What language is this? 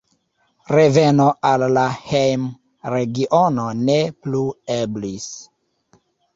Esperanto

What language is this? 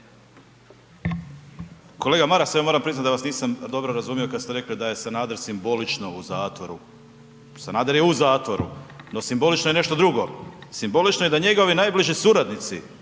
Croatian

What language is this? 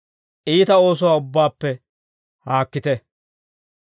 Dawro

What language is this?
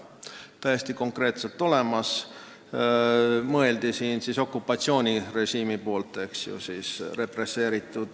Estonian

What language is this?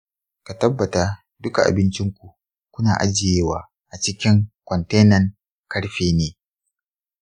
Hausa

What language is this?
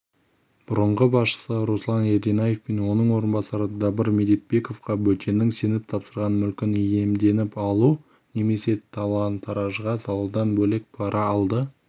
Kazakh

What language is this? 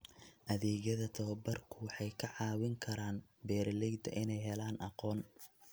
Somali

